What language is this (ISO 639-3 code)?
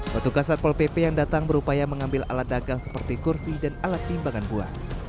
ind